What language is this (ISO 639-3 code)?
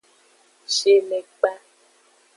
ajg